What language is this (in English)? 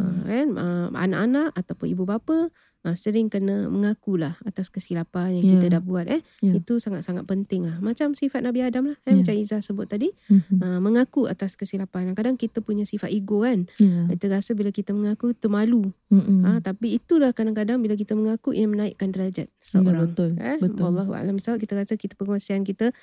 Malay